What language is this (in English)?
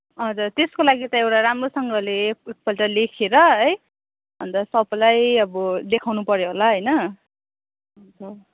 Nepali